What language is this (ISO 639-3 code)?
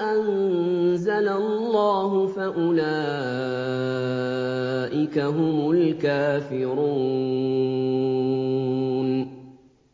ara